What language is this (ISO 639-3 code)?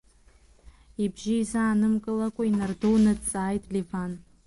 abk